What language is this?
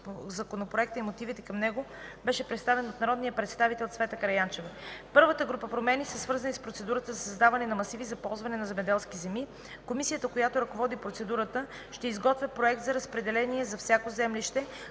Bulgarian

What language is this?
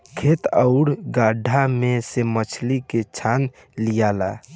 Bhojpuri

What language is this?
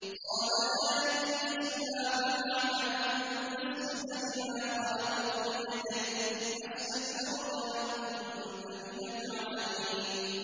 Arabic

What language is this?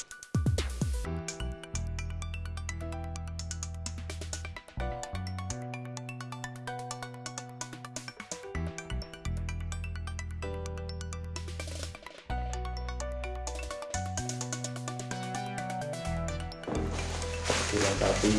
Indonesian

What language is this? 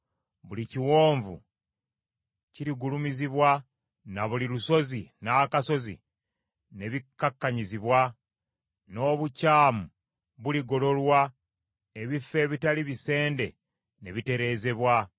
Ganda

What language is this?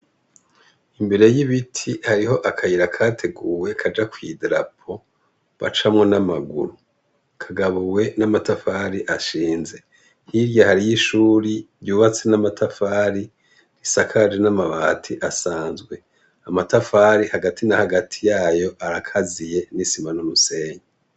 Rundi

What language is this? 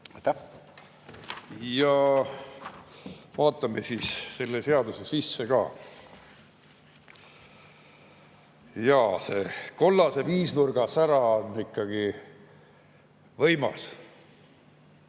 Estonian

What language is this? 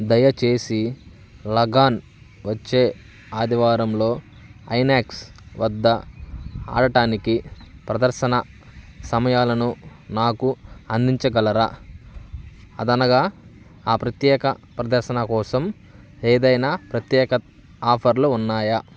Telugu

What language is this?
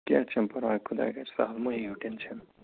Kashmiri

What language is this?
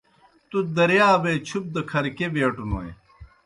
Kohistani Shina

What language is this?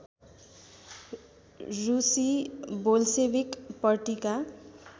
Nepali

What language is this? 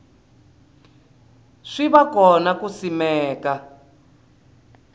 Tsonga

